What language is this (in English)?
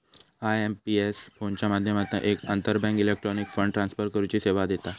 Marathi